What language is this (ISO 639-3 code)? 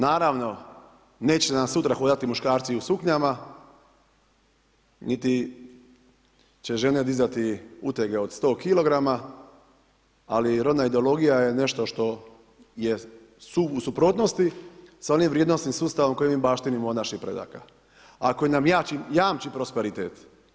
hrv